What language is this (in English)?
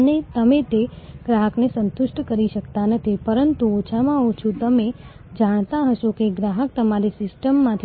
Gujarati